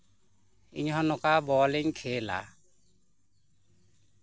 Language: Santali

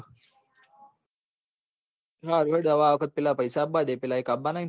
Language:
Gujarati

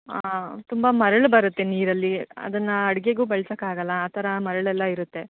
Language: Kannada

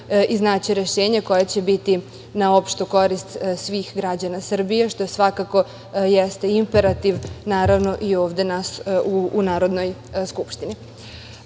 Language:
Serbian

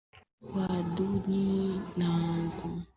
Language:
Swahili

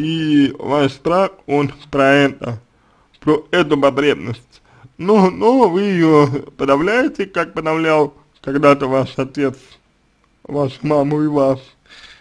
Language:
Russian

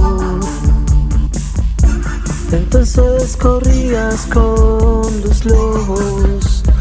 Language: Spanish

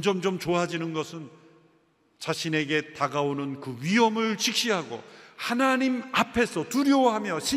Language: Korean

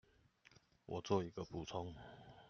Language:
Chinese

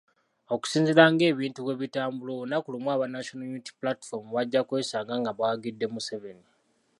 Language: Ganda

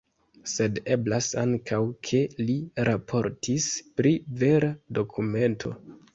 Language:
Esperanto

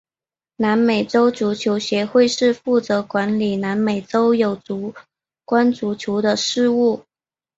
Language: Chinese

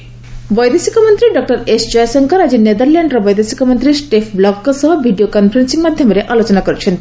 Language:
Odia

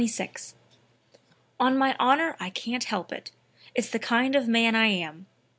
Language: English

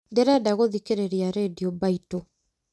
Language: Kikuyu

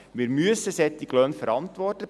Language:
Swiss German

